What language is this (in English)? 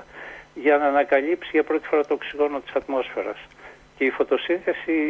Greek